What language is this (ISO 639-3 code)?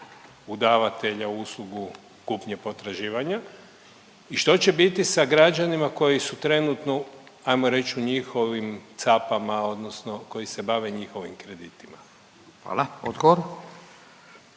hrv